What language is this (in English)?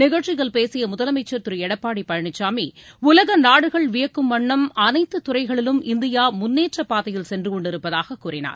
Tamil